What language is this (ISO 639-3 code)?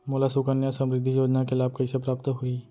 hne